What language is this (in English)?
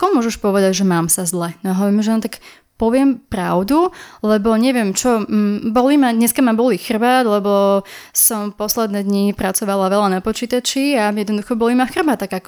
Slovak